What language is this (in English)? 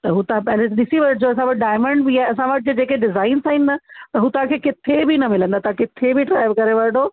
Sindhi